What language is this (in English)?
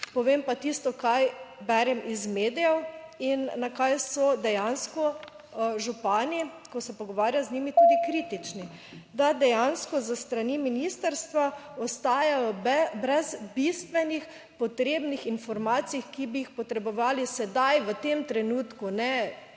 Slovenian